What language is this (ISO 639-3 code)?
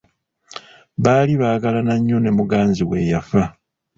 lug